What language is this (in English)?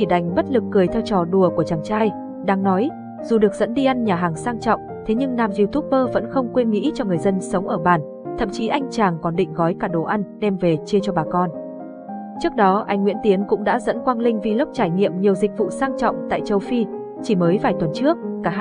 Vietnamese